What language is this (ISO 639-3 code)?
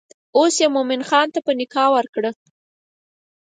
pus